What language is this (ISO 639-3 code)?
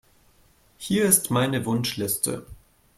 deu